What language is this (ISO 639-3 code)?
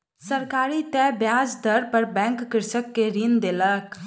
mai